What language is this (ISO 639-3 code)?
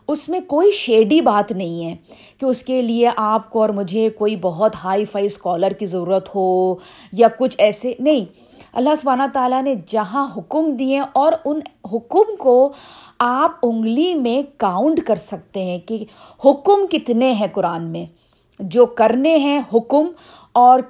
urd